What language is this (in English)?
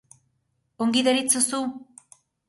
Basque